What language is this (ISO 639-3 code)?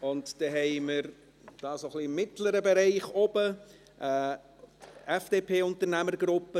gsw